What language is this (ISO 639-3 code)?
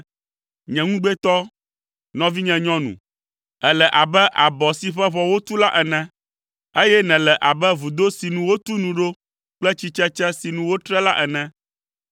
ewe